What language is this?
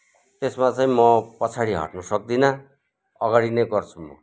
Nepali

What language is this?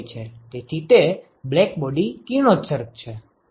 Gujarati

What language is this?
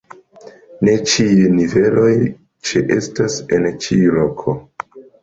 Esperanto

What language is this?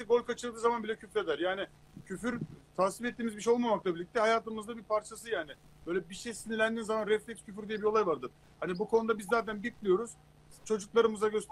Turkish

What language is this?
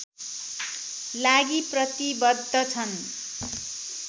Nepali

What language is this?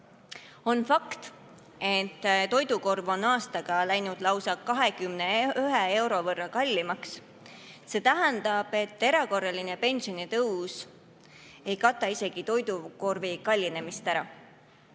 Estonian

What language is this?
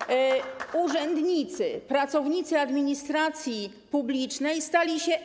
Polish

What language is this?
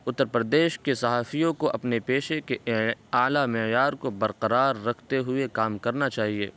Urdu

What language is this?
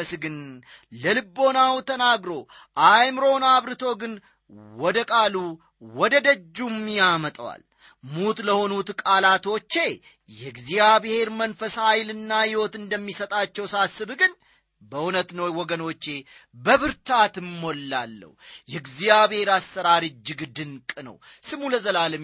Amharic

